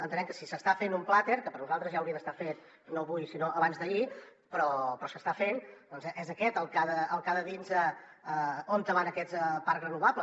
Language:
Catalan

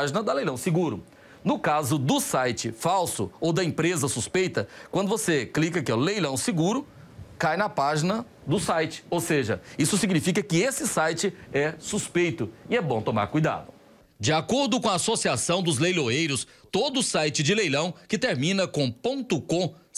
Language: Portuguese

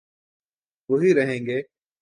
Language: Urdu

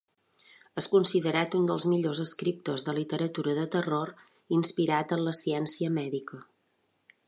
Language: Catalan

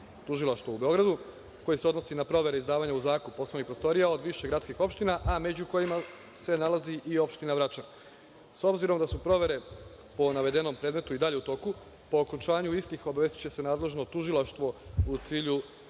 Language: Serbian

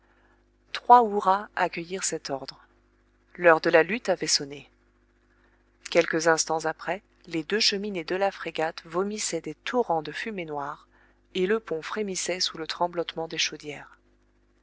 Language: French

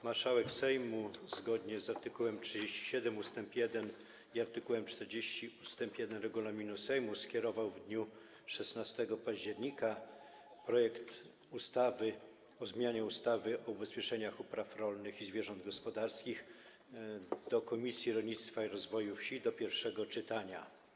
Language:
Polish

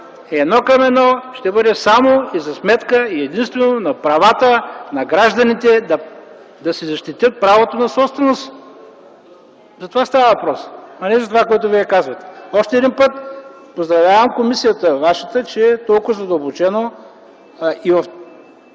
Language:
Bulgarian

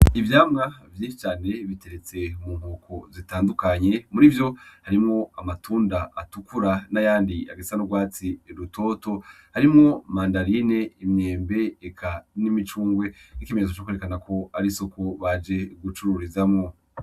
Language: Rundi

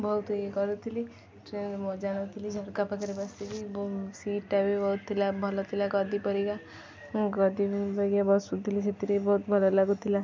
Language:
Odia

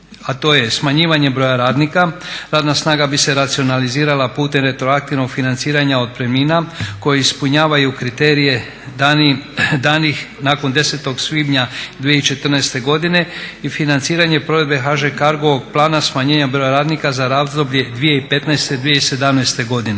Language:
Croatian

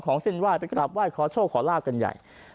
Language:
Thai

